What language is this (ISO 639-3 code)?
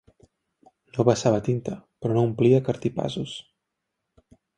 cat